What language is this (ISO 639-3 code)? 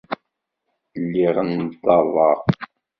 kab